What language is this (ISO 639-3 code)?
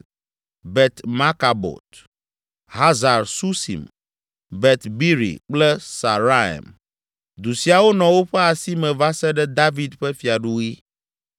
ewe